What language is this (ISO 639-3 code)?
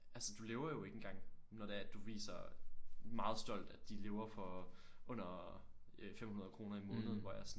dan